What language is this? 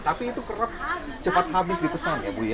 Indonesian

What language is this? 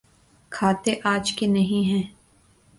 Urdu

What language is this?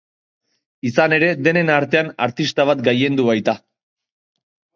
Basque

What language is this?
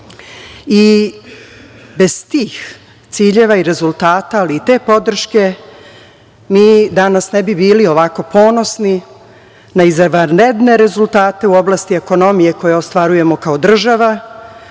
Serbian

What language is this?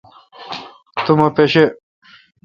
Kalkoti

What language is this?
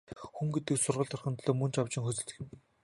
Mongolian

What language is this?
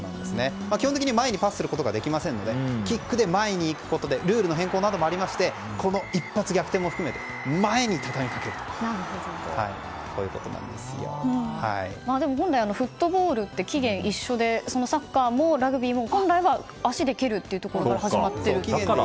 Japanese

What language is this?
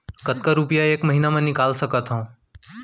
Chhattisgarhi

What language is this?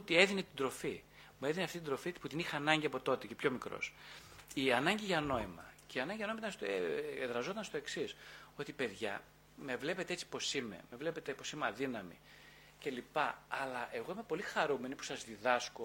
Greek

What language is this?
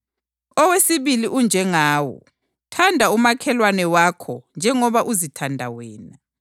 North Ndebele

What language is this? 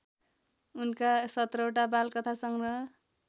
Nepali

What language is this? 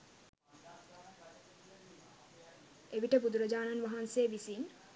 Sinhala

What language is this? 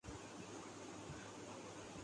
Urdu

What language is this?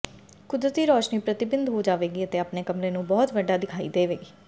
Punjabi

